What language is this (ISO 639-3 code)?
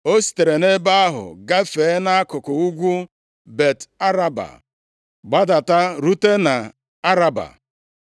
ibo